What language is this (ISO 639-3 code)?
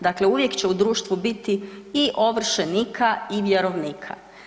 hrv